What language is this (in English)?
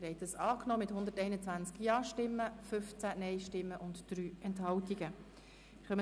Swiss German